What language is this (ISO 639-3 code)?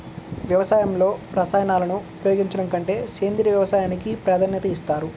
tel